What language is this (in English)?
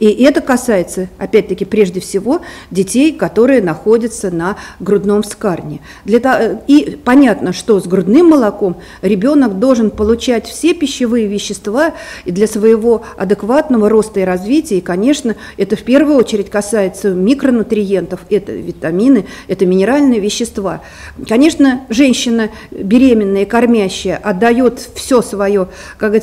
Russian